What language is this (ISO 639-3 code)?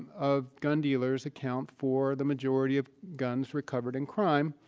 eng